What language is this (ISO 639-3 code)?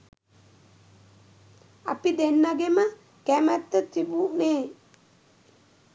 sin